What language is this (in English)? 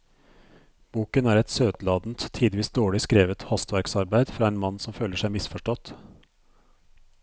Norwegian